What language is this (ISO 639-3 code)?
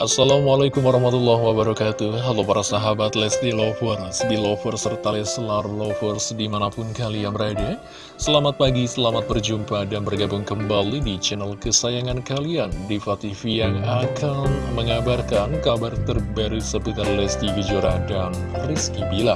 ind